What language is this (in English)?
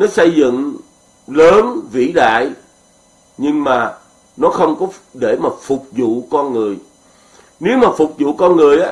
Vietnamese